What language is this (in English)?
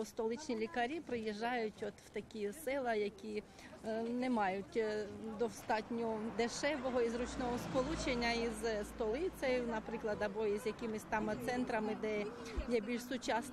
Ukrainian